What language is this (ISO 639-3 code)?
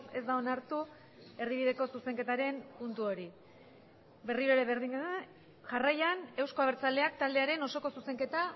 eus